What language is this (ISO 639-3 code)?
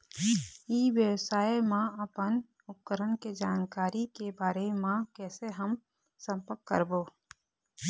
hne